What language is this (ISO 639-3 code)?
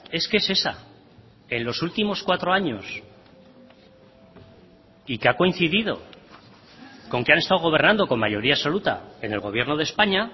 spa